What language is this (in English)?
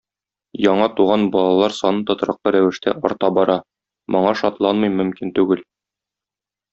Tatar